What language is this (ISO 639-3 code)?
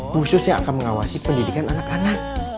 ind